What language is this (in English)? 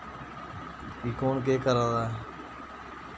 Dogri